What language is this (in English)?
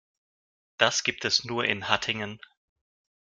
German